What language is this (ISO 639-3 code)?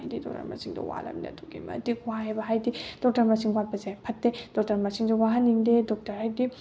mni